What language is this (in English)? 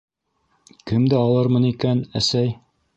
Bashkir